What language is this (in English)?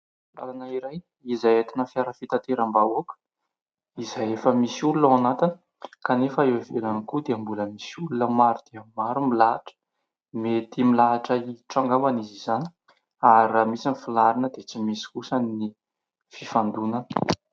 Malagasy